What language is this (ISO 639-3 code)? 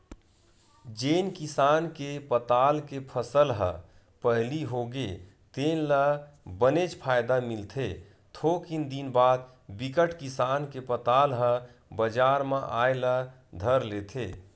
hne